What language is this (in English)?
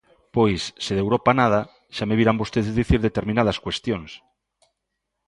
Galician